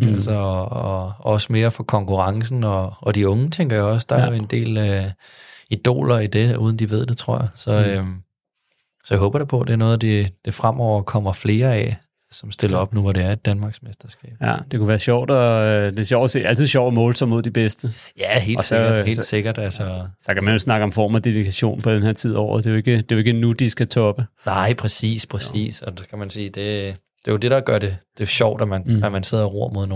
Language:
Danish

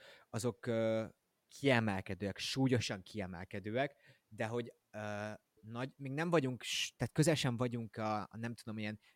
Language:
Hungarian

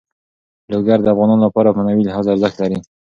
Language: Pashto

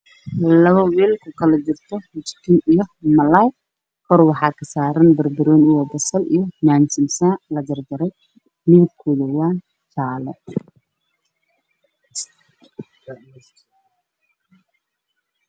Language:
Somali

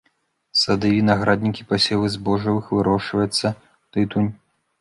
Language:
Belarusian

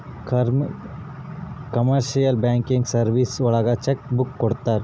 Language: Kannada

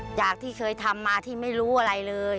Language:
Thai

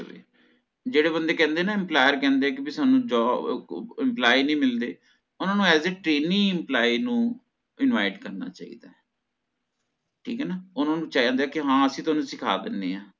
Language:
Punjabi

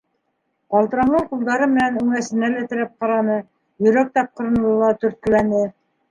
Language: Bashkir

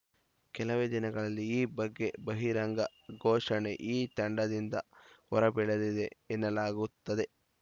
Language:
Kannada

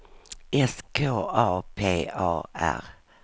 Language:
Swedish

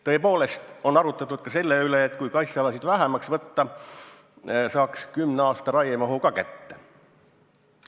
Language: Estonian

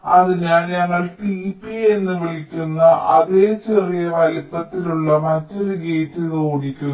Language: Malayalam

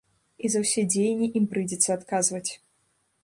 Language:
Belarusian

